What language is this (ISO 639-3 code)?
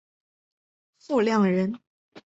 zho